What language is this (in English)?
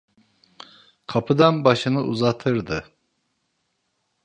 Turkish